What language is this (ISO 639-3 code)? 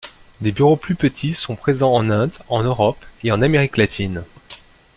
fra